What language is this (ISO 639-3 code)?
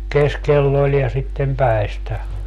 fin